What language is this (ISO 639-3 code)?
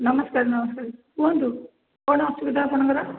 ori